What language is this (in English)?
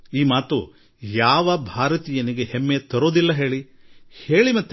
Kannada